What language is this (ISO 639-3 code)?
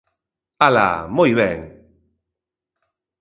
glg